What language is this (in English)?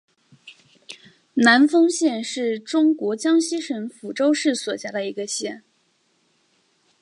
Chinese